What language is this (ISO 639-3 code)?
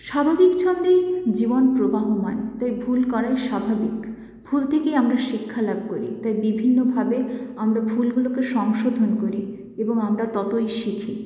ben